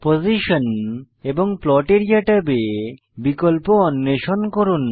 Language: Bangla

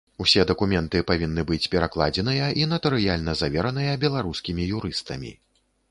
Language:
Belarusian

